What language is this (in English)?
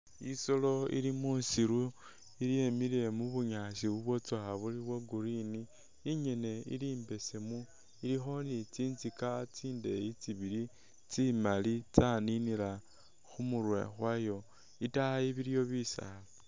Masaaba